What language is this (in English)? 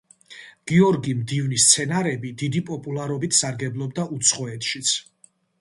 Georgian